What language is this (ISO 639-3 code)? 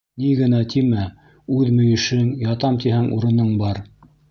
bak